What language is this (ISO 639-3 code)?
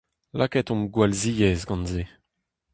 bre